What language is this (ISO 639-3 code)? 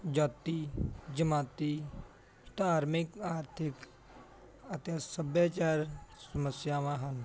pan